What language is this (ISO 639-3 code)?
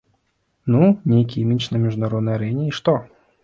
bel